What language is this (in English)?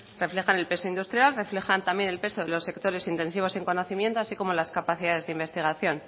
Spanish